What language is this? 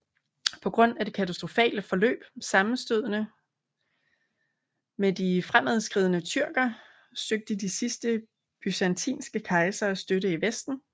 Danish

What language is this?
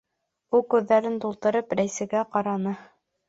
Bashkir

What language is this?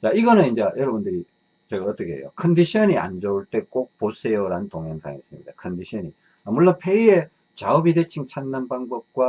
Korean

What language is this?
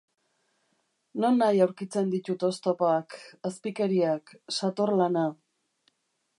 Basque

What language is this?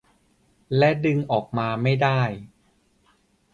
Thai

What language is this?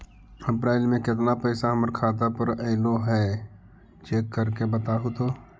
Magahi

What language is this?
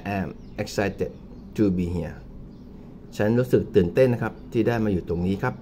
Thai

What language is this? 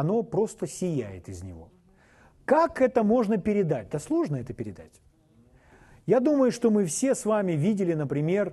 Russian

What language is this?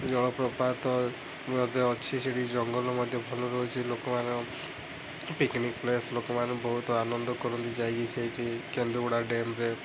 Odia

